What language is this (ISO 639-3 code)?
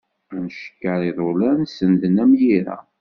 kab